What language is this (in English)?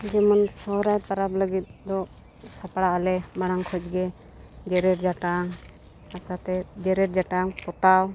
Santali